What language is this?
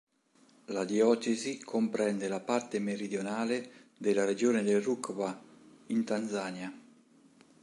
Italian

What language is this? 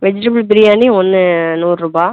Tamil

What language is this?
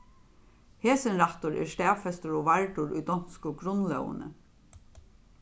Faroese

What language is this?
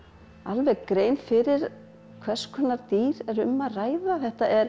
Icelandic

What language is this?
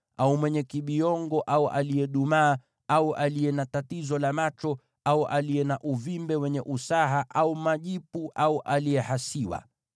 Swahili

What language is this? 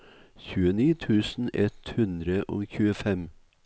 Norwegian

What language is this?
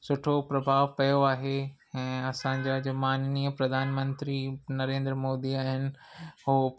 Sindhi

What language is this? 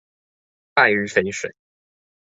Chinese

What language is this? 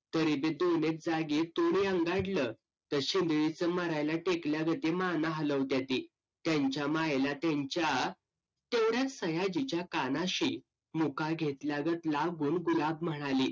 Marathi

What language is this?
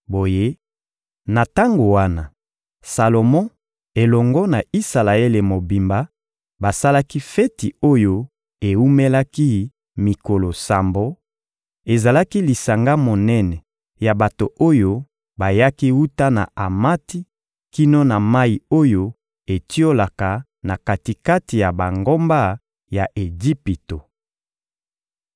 Lingala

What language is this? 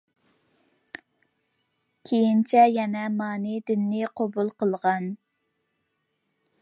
Uyghur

